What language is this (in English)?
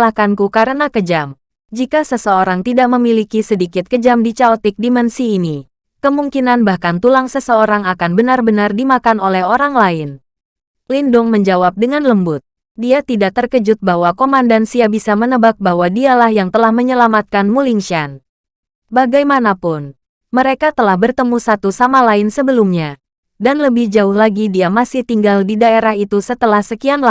Indonesian